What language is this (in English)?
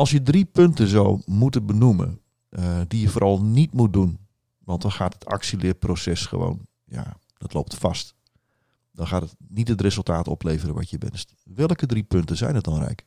Dutch